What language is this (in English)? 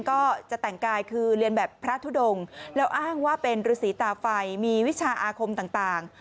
Thai